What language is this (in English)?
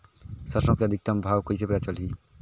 Chhattisgarhi